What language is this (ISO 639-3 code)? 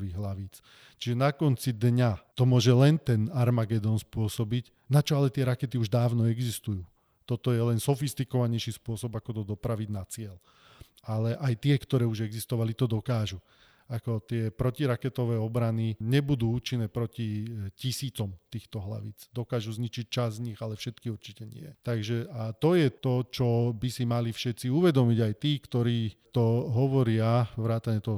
slk